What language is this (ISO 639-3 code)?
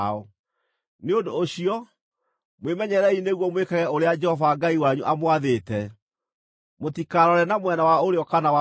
kik